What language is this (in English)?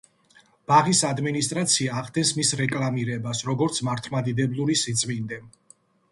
Georgian